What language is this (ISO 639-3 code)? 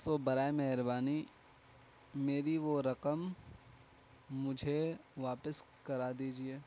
urd